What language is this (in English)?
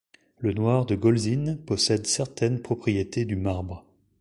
French